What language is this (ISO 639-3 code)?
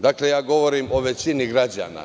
srp